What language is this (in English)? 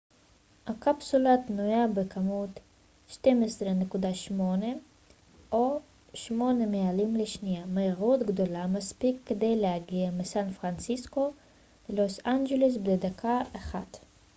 Hebrew